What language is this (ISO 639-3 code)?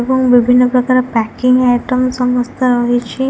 ori